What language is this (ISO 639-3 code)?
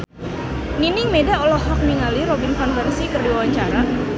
sun